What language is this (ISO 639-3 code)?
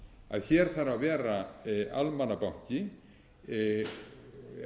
isl